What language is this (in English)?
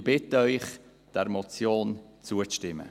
Swiss German